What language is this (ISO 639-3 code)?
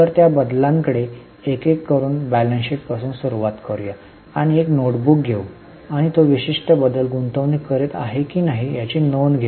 mar